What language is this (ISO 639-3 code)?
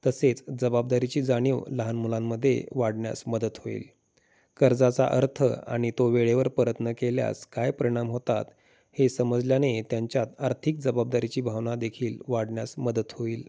mar